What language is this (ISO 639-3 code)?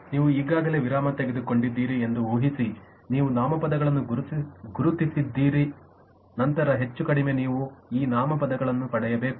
kan